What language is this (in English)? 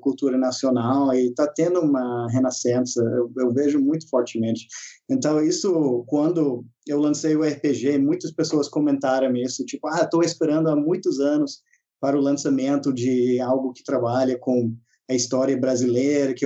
Portuguese